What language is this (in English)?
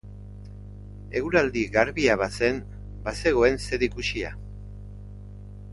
Basque